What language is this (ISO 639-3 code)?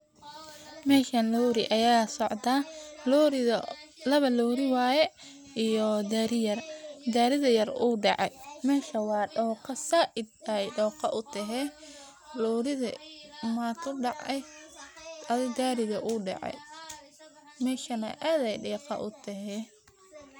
som